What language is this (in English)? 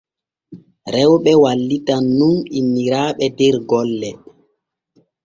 Borgu Fulfulde